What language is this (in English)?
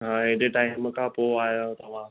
Sindhi